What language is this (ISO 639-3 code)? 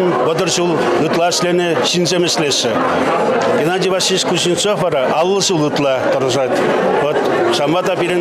rus